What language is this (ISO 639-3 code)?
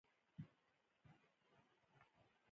pus